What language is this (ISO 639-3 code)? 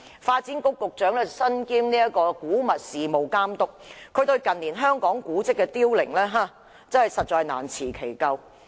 yue